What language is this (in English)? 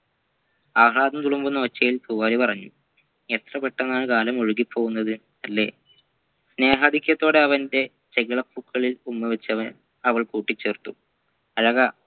Malayalam